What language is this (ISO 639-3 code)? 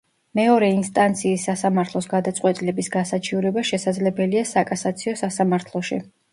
kat